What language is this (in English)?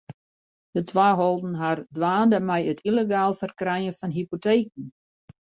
Western Frisian